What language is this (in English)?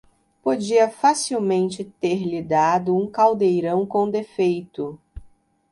Portuguese